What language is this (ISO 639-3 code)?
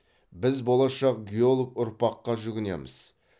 kaz